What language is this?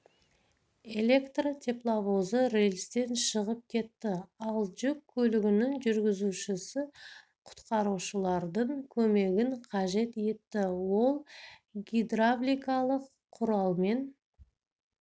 Kazakh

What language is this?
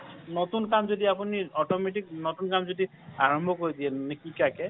Assamese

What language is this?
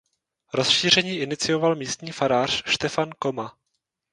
Czech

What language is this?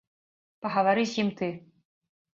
Belarusian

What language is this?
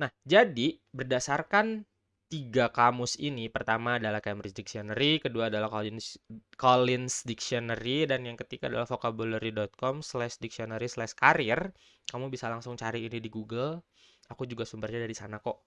Indonesian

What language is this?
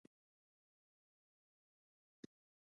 Pashto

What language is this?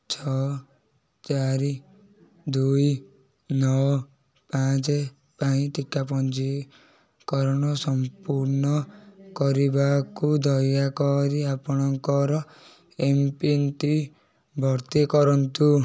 Odia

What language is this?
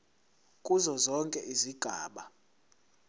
Zulu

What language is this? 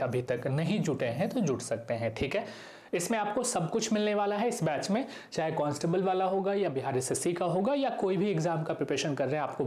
Hindi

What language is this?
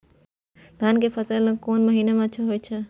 Maithili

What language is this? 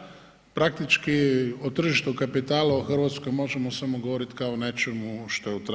Croatian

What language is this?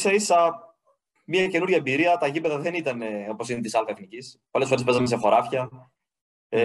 Greek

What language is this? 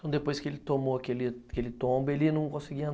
Portuguese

